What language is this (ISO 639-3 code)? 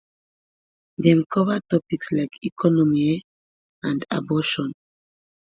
pcm